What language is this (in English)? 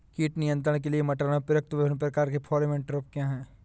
Hindi